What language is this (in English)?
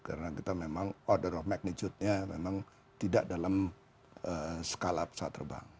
Indonesian